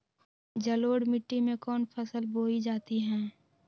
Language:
Magahi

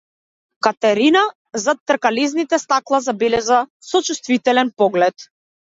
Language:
Macedonian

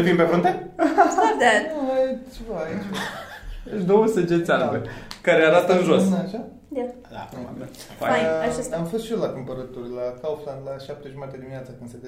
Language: Romanian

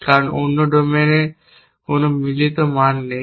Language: Bangla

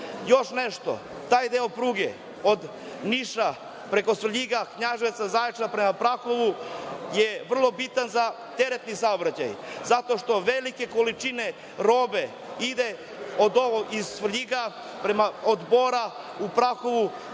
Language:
Serbian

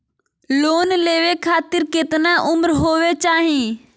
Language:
Magahi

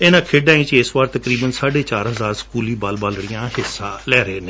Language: Punjabi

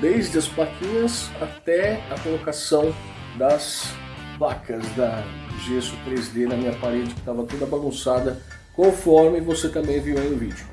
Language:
Portuguese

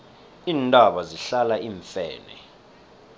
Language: South Ndebele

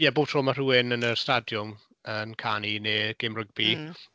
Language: Welsh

